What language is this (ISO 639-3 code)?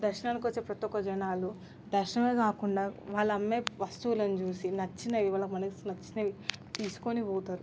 tel